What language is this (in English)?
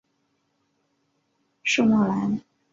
Chinese